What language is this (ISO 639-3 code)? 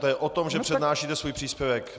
ces